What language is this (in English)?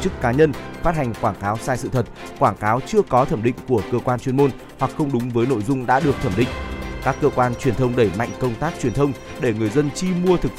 Vietnamese